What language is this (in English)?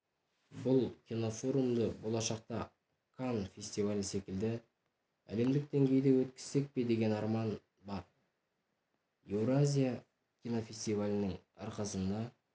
Kazakh